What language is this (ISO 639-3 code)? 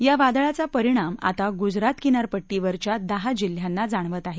mar